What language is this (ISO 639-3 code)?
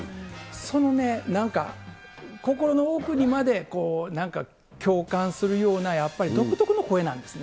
jpn